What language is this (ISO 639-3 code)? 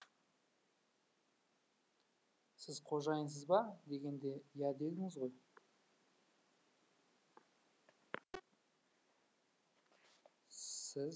kaz